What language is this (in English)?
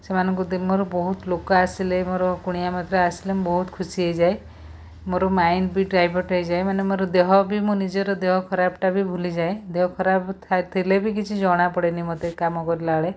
Odia